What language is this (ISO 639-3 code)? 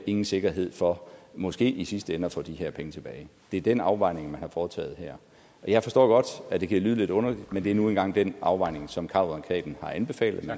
dan